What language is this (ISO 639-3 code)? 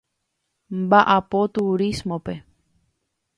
grn